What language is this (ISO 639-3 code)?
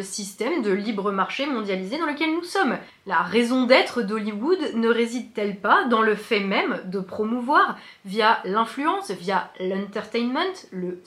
fra